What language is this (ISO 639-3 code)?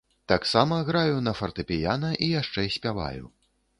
bel